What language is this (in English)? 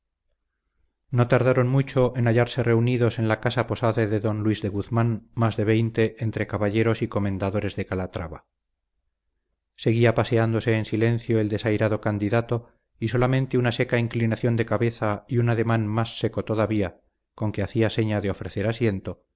Spanish